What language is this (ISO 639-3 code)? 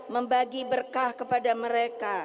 ind